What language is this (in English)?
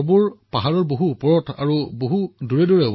Assamese